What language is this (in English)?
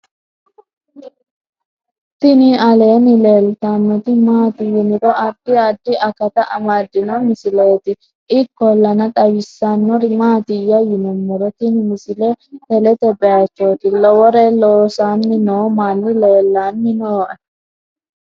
Sidamo